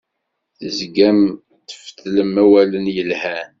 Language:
Kabyle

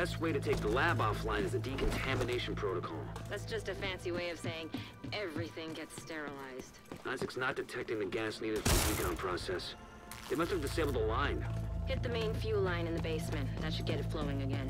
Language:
Polish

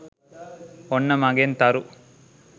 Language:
Sinhala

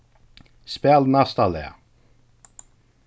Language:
Faroese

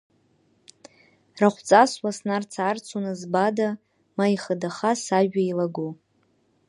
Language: Abkhazian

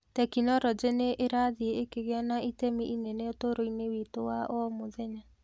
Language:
Kikuyu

